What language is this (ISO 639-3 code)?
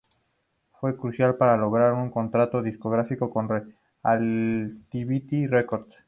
spa